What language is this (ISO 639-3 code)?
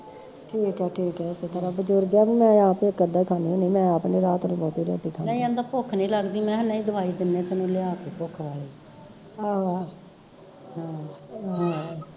pan